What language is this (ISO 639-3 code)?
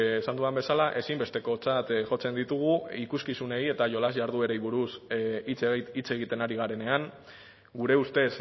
eus